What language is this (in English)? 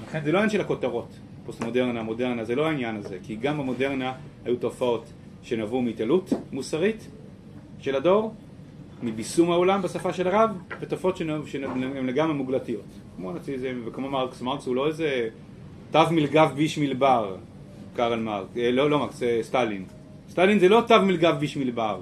Hebrew